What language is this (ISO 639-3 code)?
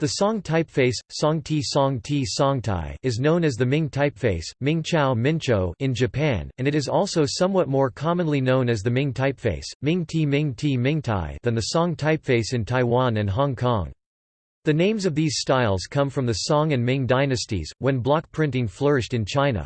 eng